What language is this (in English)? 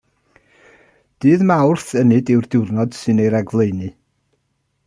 Welsh